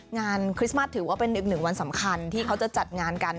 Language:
Thai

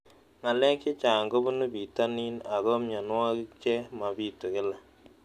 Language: Kalenjin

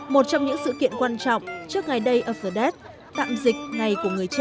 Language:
Vietnamese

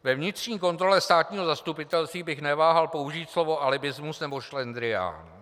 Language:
Czech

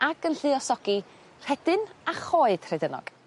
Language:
Welsh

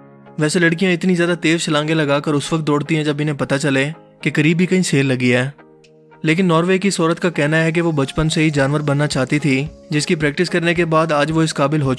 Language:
Urdu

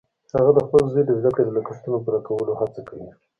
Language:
Pashto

